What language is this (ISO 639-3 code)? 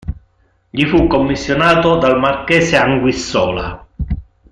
ita